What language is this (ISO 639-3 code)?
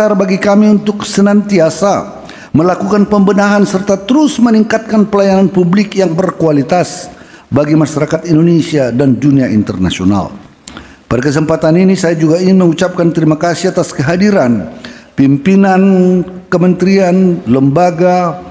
ind